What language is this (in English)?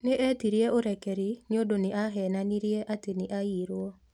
Kikuyu